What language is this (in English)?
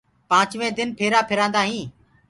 Gurgula